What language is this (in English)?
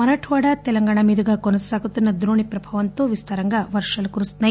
Telugu